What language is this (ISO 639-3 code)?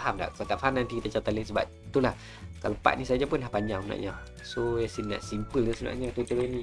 msa